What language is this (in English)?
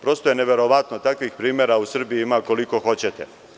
Serbian